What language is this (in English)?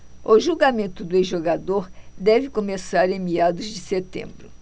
Portuguese